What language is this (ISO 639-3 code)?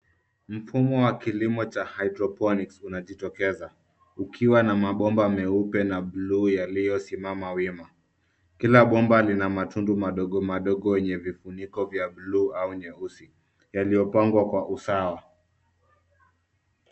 swa